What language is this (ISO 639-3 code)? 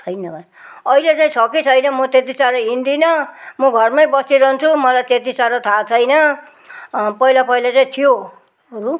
nep